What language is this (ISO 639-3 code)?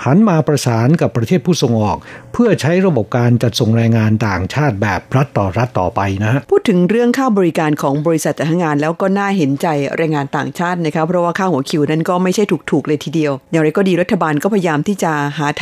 tha